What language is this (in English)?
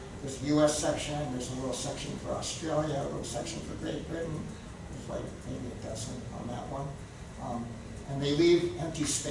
English